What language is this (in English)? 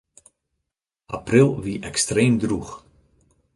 Western Frisian